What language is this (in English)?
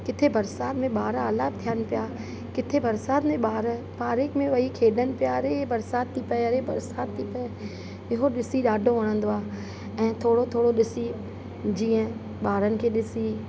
Sindhi